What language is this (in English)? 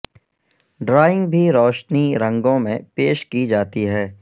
Urdu